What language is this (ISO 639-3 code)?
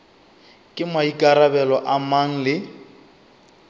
nso